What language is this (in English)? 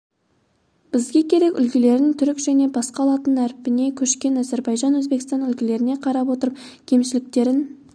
Kazakh